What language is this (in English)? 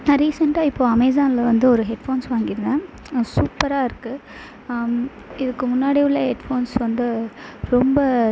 Tamil